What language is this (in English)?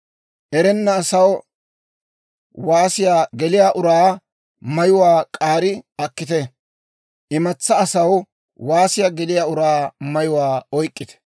Dawro